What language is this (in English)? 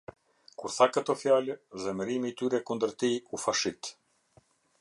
Albanian